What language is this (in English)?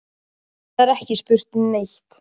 Icelandic